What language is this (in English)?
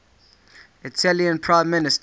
English